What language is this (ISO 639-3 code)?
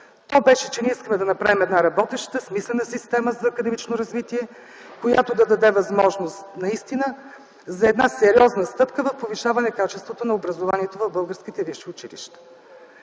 bul